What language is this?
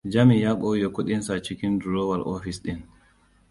Hausa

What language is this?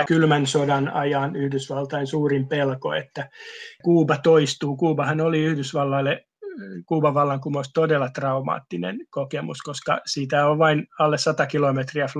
Finnish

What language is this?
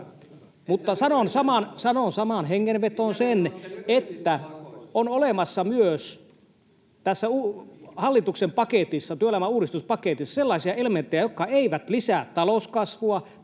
Finnish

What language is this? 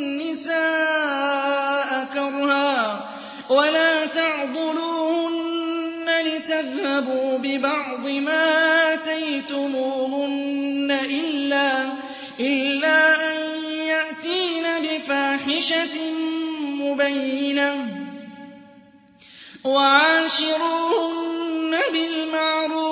Arabic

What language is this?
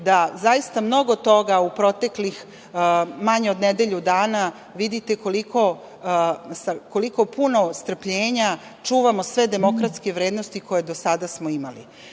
Serbian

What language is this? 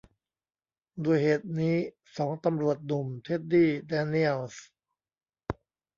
Thai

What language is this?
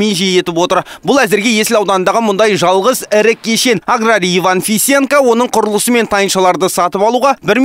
Russian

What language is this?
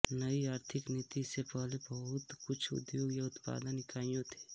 Hindi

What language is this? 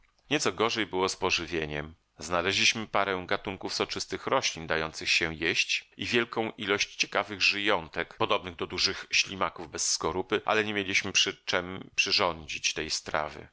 Polish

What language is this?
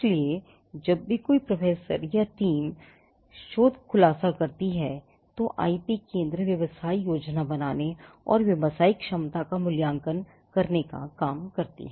Hindi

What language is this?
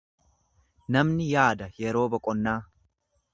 Oromo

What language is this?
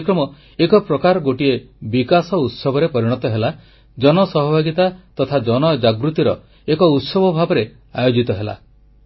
Odia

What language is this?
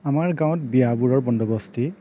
Assamese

